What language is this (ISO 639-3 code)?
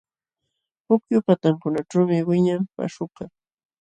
qxw